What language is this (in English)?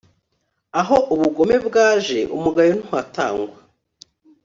Kinyarwanda